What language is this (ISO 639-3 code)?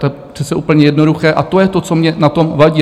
ces